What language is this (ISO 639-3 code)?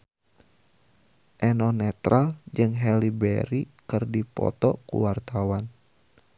sun